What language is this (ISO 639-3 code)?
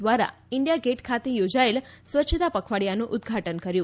guj